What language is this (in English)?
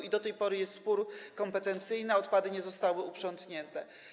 Polish